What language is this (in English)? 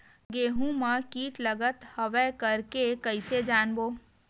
Chhattisgarhi